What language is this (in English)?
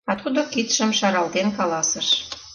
Mari